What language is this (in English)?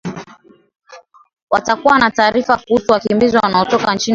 Swahili